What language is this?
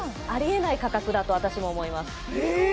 Japanese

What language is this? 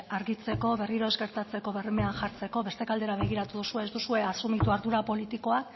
Basque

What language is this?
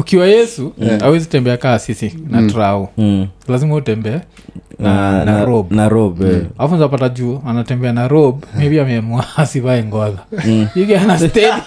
Swahili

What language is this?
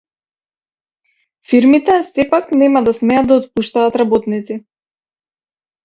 Macedonian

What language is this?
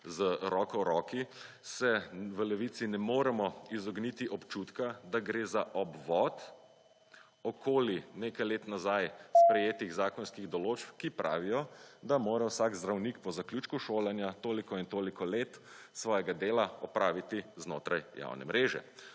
Slovenian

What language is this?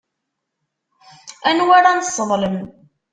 Kabyle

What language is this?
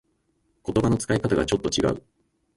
Japanese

